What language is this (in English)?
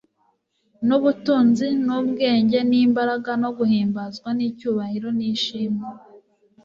Kinyarwanda